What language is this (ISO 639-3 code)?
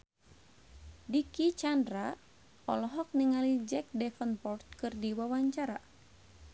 sun